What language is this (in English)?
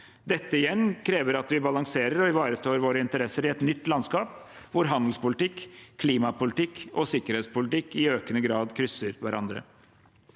Norwegian